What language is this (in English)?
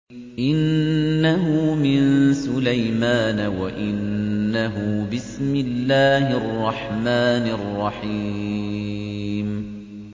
Arabic